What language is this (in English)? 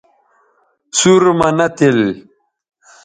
Bateri